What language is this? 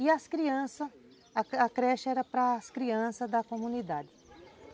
Portuguese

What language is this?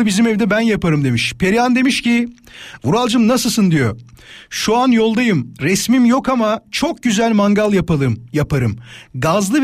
Turkish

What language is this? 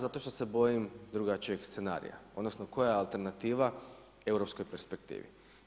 Croatian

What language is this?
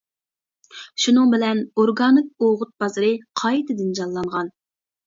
Uyghur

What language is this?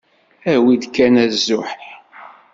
Kabyle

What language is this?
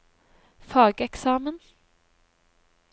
Norwegian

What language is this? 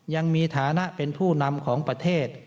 Thai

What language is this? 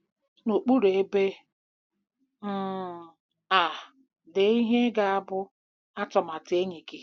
Igbo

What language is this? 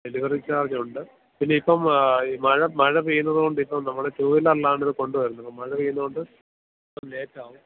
Malayalam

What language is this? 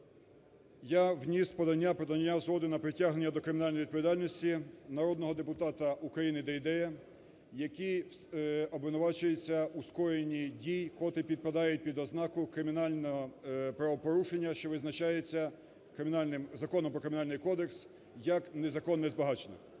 Ukrainian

